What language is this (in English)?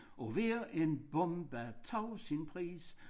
Danish